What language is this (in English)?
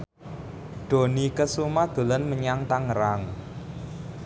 Javanese